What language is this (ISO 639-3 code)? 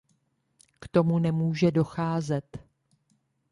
ces